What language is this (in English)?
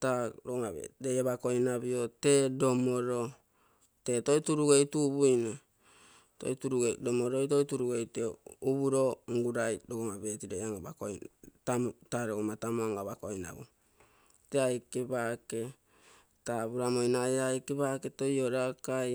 Bondei